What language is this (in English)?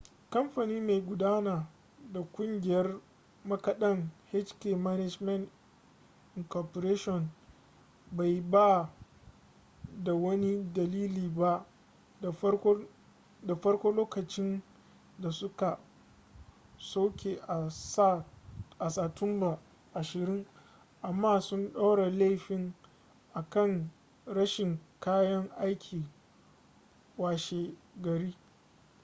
Hausa